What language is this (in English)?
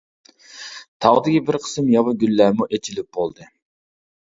Uyghur